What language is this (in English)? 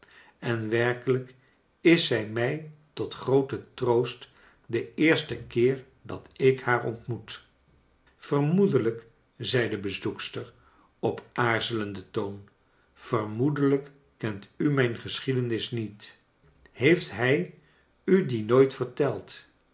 Dutch